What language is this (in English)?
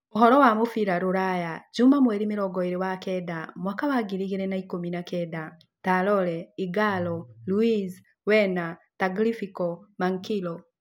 Kikuyu